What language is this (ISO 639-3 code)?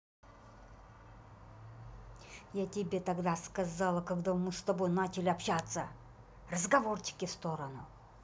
rus